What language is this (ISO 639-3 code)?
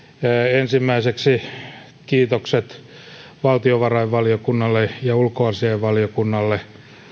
fin